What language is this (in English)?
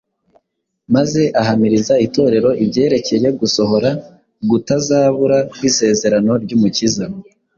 Kinyarwanda